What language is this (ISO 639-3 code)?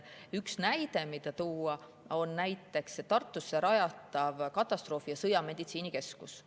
est